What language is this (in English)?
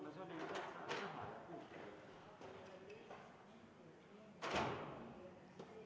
Estonian